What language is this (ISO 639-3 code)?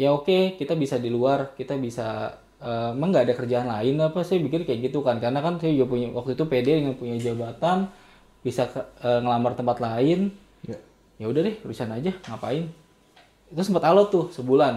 ind